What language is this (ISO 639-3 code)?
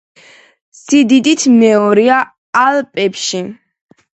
kat